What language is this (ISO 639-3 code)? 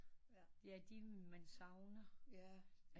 dan